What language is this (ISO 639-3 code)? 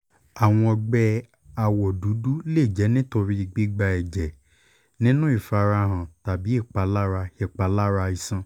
yor